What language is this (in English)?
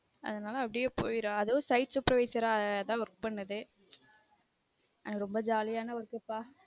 Tamil